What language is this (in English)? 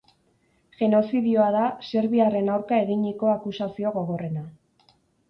Basque